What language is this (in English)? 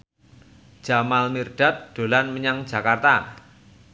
Javanese